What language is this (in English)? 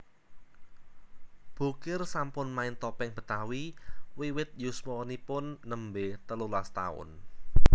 Javanese